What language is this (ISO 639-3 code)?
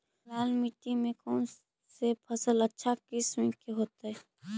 mag